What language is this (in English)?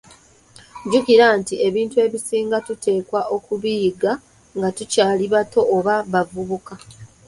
Ganda